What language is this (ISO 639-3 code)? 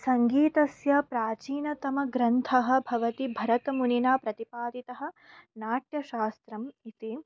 san